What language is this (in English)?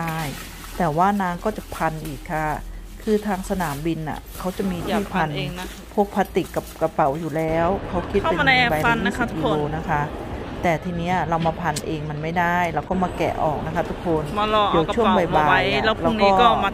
Thai